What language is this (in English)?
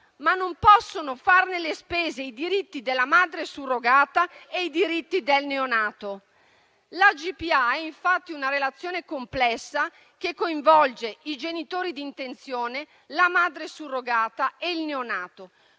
Italian